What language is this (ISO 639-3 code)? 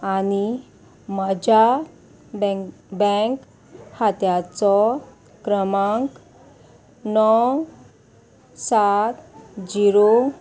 kok